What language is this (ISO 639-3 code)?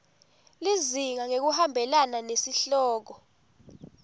ssw